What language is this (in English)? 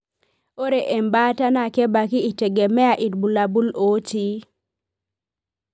Masai